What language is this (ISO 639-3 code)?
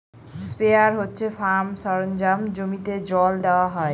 ben